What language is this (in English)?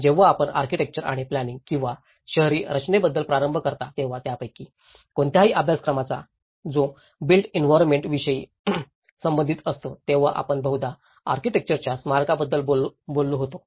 Marathi